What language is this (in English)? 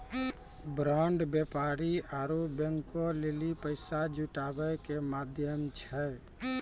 Maithili